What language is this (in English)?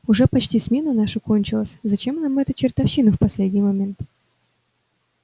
Russian